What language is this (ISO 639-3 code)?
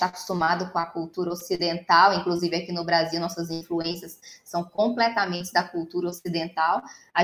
por